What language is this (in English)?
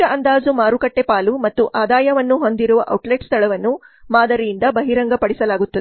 Kannada